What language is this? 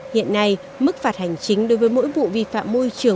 Vietnamese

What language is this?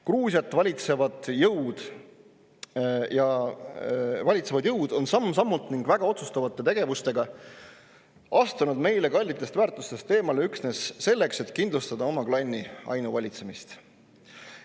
Estonian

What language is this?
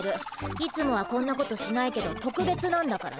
Japanese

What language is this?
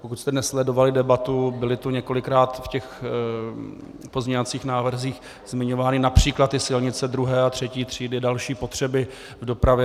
Czech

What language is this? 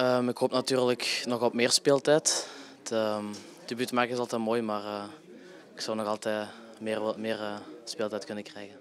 Dutch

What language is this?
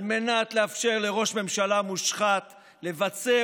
Hebrew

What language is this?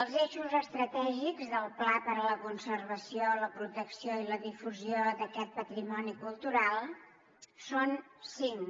Catalan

